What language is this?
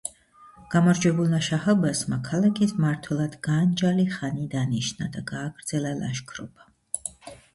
Georgian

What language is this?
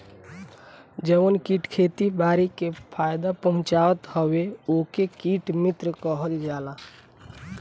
Bhojpuri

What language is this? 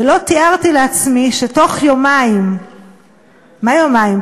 Hebrew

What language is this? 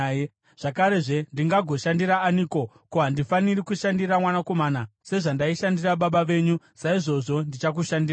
Shona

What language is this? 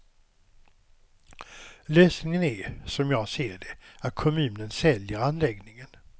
Swedish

